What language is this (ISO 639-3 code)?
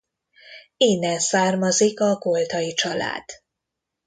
hun